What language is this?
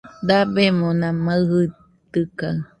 Nüpode Huitoto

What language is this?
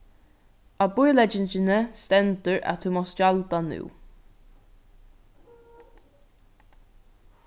Faroese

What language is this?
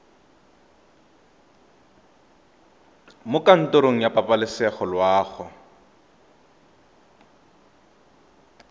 Tswana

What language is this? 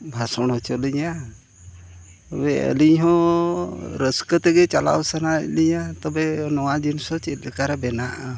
Santali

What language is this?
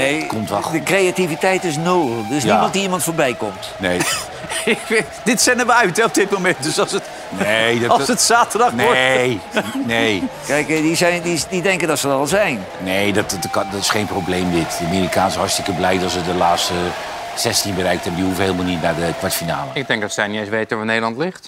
Dutch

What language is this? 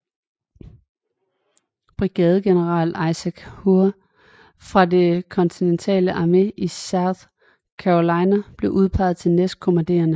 Danish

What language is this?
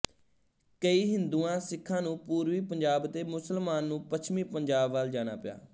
Punjabi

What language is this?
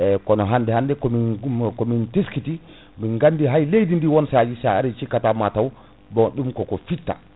Fula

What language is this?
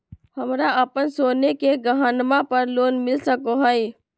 Magahi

